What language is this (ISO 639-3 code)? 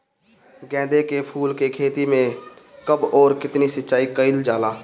bho